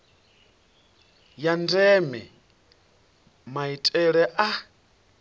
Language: Venda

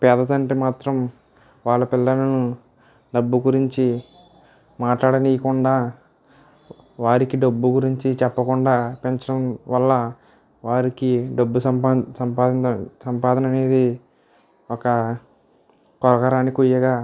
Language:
Telugu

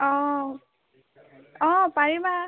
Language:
Assamese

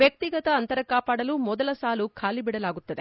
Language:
Kannada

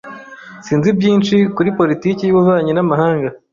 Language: Kinyarwanda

